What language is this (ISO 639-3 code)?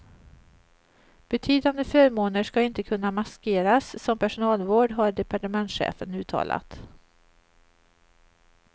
swe